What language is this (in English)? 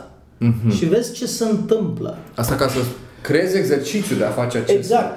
Romanian